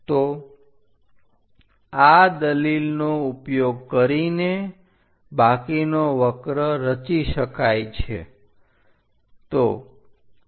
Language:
Gujarati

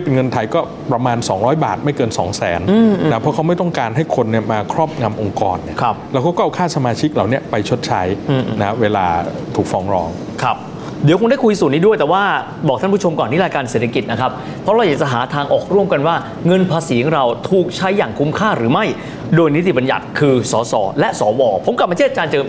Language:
Thai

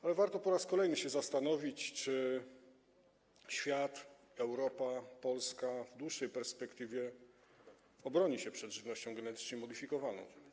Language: Polish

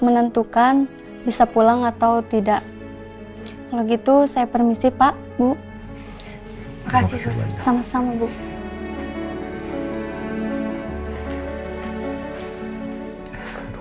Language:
Indonesian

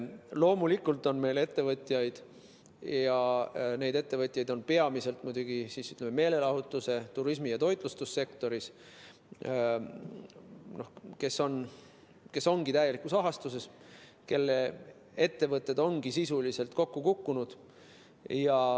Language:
Estonian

